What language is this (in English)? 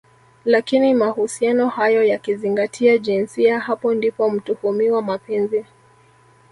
Swahili